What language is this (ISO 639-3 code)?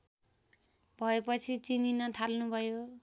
nep